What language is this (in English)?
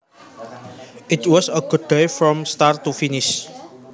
Javanese